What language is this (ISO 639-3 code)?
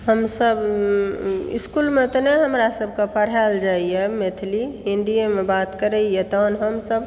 mai